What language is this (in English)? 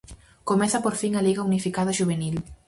Galician